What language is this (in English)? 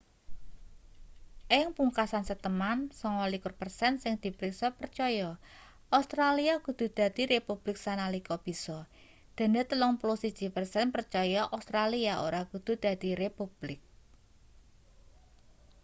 Javanese